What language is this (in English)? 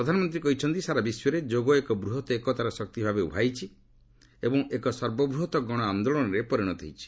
Odia